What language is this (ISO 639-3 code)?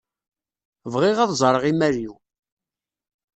kab